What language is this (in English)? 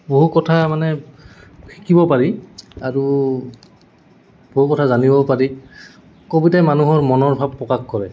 Assamese